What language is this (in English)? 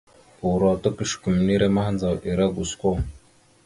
Mada (Cameroon)